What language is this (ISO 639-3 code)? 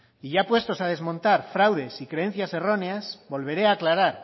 spa